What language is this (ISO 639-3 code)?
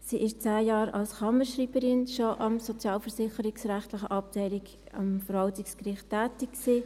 gsw